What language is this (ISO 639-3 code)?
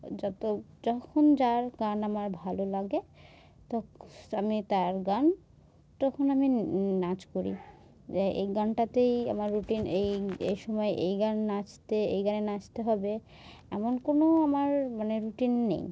ben